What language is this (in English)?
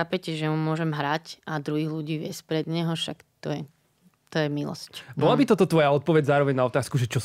Slovak